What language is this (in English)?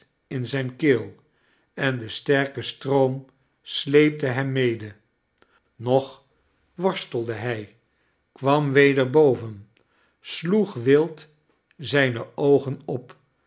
Dutch